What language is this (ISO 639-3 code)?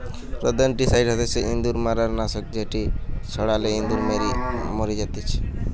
ben